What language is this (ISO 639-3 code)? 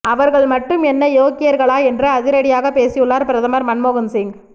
tam